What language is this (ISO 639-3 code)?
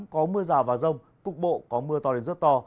vie